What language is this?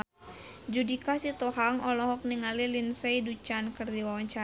Sundanese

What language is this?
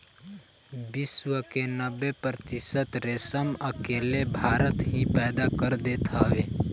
Bhojpuri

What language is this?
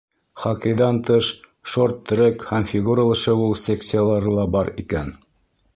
Bashkir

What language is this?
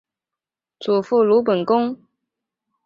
Chinese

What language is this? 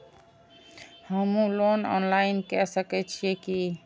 Maithili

